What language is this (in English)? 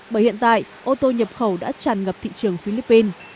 Vietnamese